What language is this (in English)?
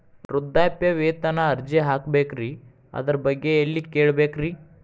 Kannada